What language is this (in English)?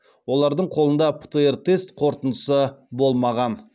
Kazakh